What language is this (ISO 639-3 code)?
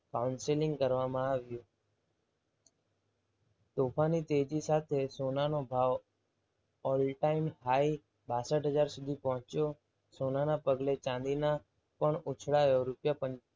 guj